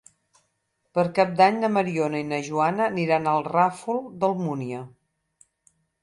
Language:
Catalan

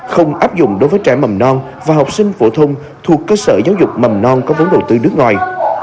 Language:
Vietnamese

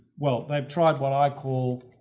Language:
English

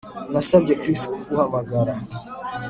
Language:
Kinyarwanda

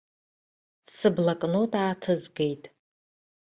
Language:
Abkhazian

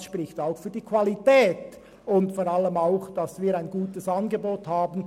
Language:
Swiss German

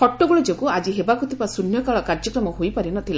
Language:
Odia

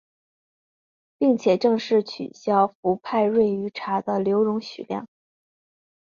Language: Chinese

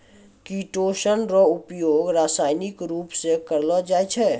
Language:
Maithili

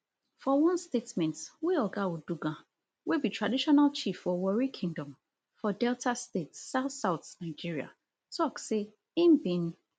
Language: Nigerian Pidgin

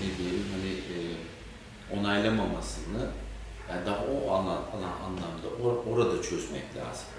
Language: Turkish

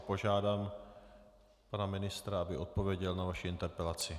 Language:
Czech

